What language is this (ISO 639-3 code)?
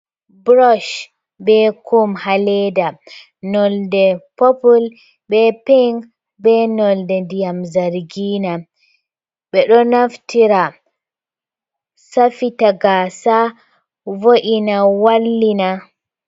ful